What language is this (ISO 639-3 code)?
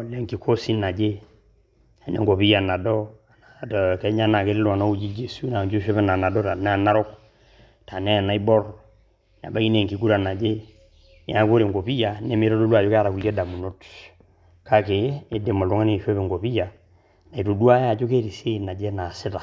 mas